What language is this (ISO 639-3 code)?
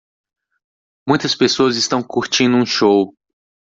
por